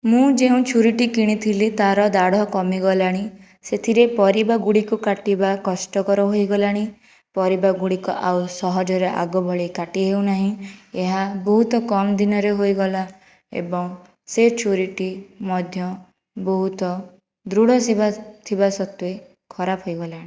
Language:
Odia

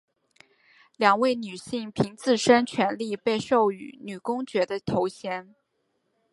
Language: Chinese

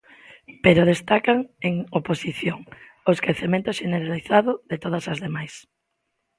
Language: Galician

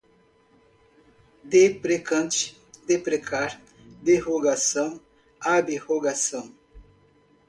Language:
Portuguese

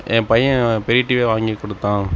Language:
Tamil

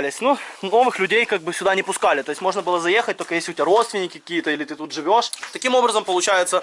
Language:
Russian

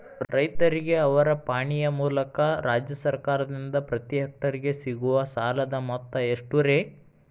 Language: Kannada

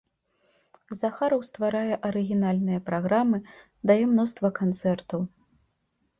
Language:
Belarusian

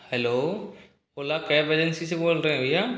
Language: Hindi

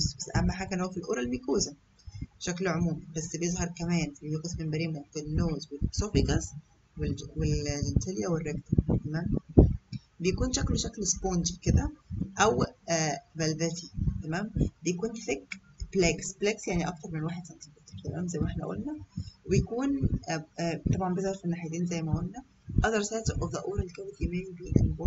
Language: Arabic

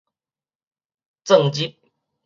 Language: Min Nan Chinese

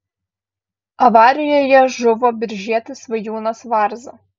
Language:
Lithuanian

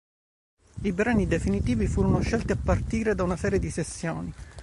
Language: Italian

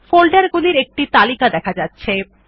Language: Bangla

